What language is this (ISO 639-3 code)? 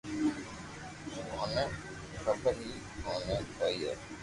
lrk